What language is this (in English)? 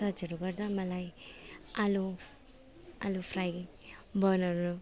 Nepali